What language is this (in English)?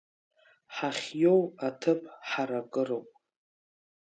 Abkhazian